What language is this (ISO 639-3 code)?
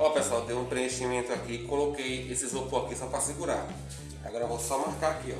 por